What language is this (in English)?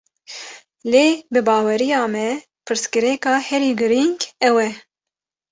Kurdish